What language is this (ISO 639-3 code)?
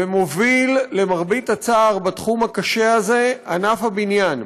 heb